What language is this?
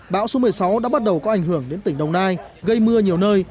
Vietnamese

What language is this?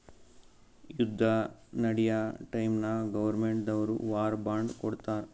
Kannada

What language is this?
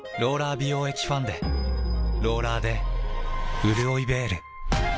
Japanese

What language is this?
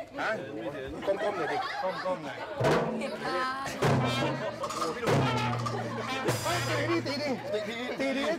Thai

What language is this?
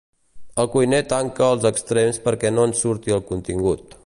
Catalan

